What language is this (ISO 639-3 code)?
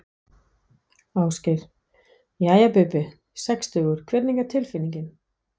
isl